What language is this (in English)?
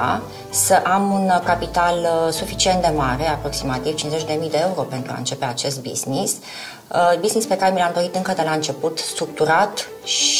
Romanian